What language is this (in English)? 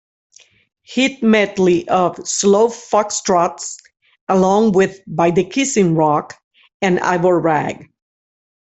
English